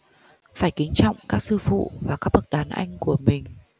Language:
Vietnamese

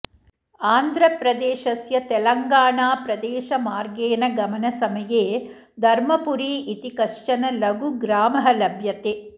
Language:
Sanskrit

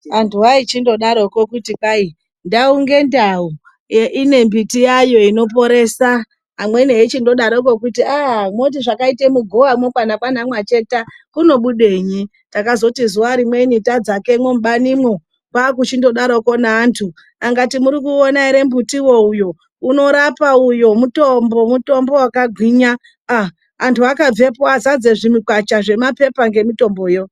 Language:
Ndau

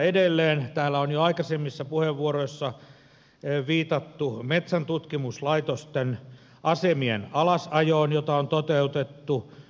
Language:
Finnish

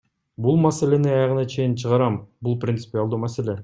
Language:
Kyrgyz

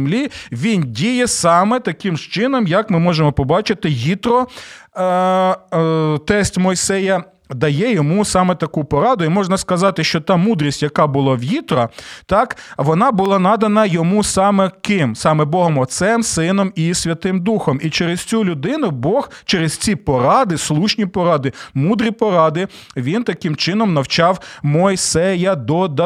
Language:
Ukrainian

